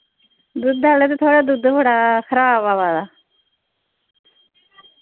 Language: Dogri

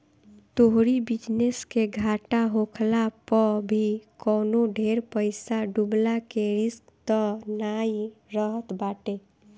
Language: Bhojpuri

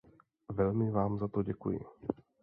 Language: Czech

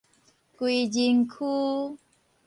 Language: Min Nan Chinese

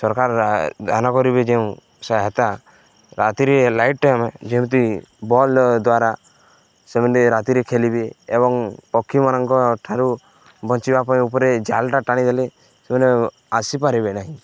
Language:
Odia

